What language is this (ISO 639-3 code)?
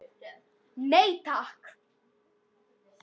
isl